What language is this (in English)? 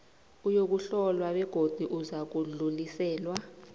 South Ndebele